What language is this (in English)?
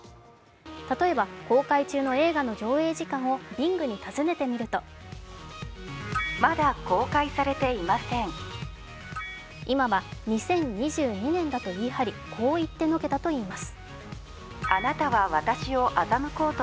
Japanese